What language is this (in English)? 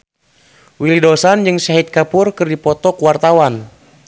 Sundanese